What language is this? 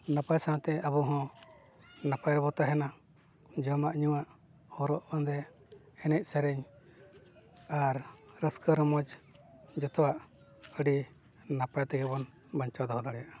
Santali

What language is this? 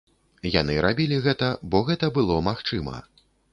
Belarusian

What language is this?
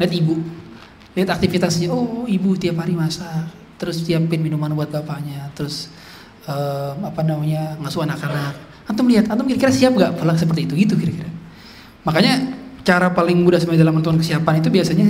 Indonesian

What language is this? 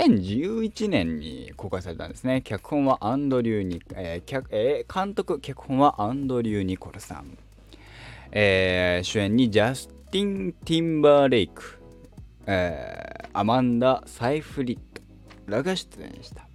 Japanese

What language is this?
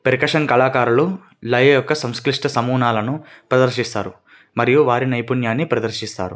Telugu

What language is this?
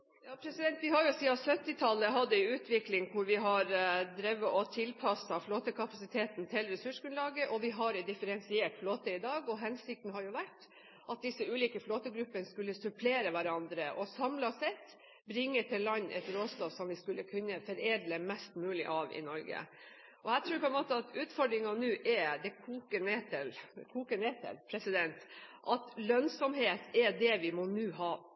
Norwegian Bokmål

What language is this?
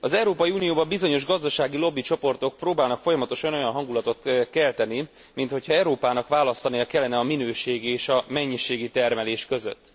Hungarian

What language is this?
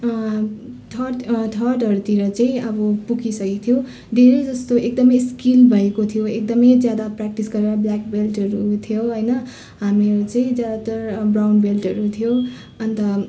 Nepali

